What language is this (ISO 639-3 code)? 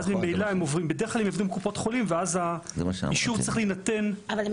heb